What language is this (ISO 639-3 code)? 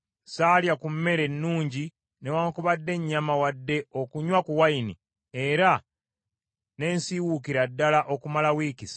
lug